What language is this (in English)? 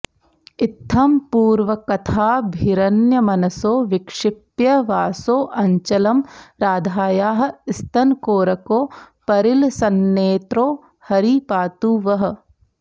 Sanskrit